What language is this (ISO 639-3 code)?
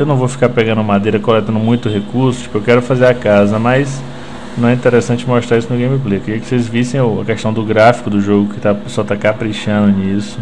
por